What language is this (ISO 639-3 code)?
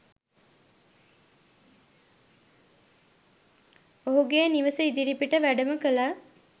sin